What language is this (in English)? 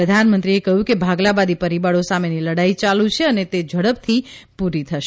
Gujarati